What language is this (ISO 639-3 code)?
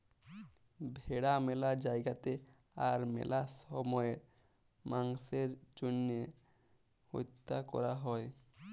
ben